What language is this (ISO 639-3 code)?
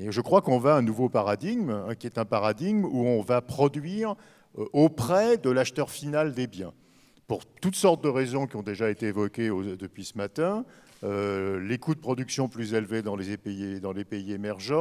fra